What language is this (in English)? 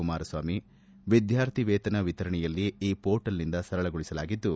Kannada